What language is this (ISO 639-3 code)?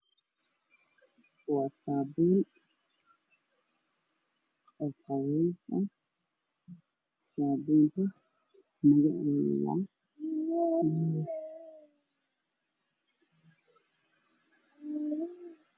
som